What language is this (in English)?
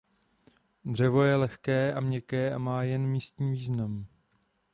Czech